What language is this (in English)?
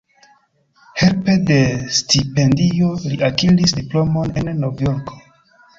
Esperanto